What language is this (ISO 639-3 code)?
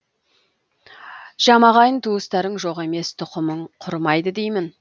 kaz